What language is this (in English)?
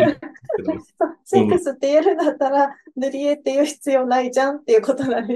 Japanese